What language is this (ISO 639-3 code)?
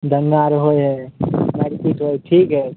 mai